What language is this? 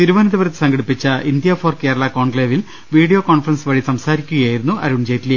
Malayalam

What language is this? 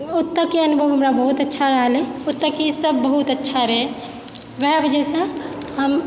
Maithili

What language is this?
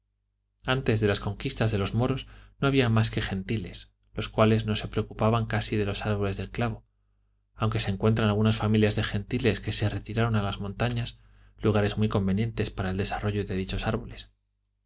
Spanish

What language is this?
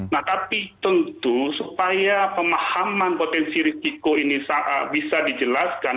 Indonesian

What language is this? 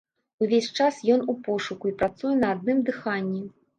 Belarusian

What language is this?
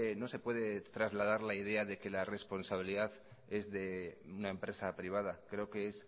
Spanish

